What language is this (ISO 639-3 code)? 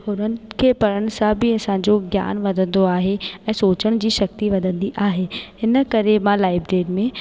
snd